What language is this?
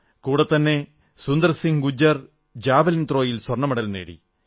Malayalam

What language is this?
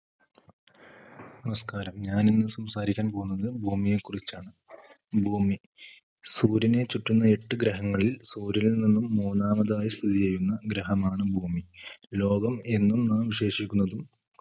Malayalam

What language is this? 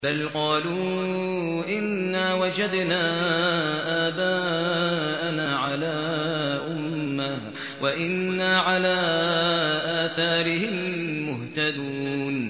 Arabic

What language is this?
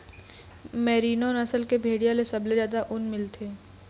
Chhattisgarhi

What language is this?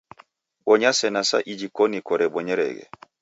Taita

